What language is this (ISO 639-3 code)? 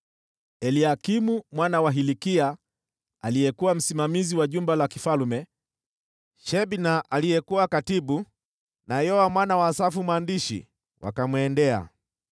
swa